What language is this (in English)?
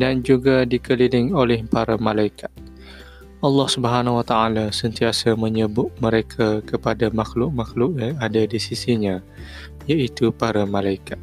Malay